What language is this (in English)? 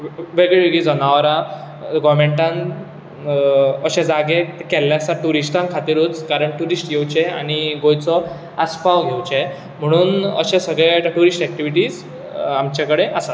Konkani